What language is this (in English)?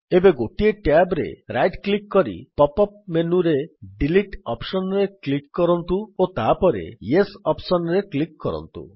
Odia